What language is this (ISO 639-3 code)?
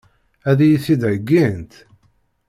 kab